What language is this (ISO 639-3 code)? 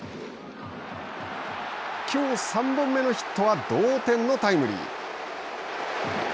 jpn